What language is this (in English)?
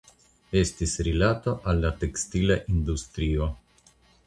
Esperanto